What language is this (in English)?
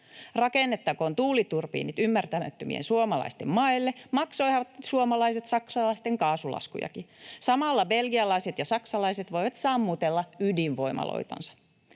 Finnish